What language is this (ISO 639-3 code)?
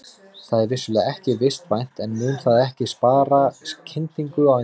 isl